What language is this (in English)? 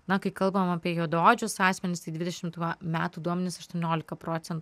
Lithuanian